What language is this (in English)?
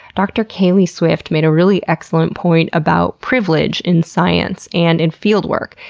English